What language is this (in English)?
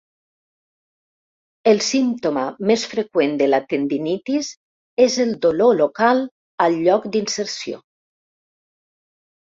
Catalan